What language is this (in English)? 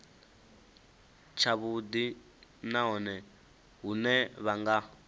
Venda